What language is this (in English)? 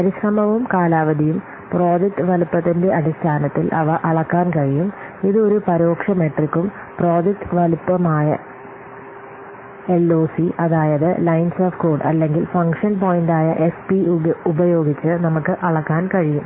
Malayalam